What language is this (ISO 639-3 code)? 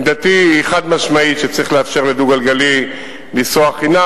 heb